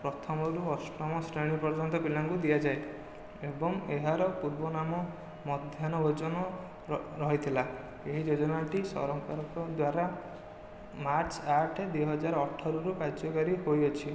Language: Odia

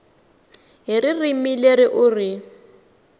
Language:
Tsonga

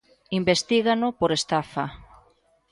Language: Galician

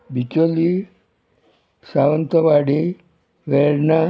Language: Konkani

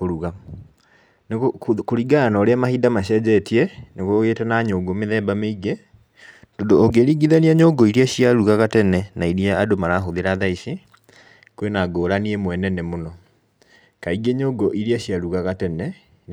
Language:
Kikuyu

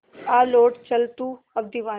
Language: Hindi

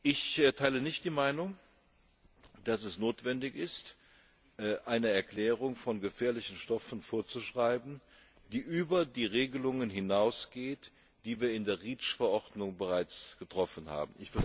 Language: German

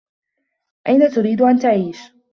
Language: Arabic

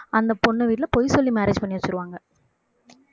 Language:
Tamil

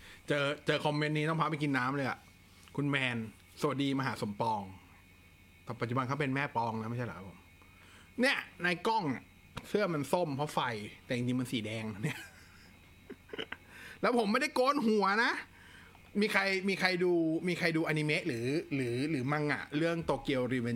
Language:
Thai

